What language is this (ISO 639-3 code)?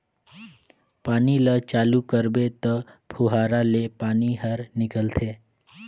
hne